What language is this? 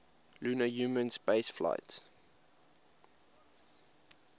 English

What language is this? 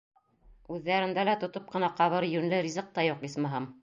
Bashkir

